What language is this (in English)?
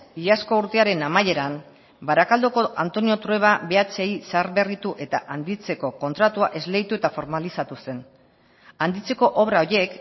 Basque